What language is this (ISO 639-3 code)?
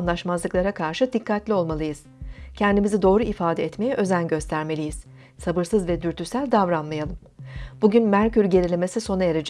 tur